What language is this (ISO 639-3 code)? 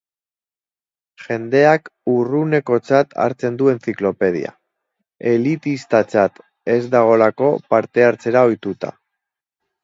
eus